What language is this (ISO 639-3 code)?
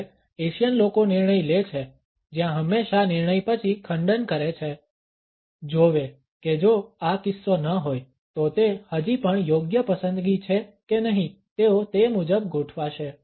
guj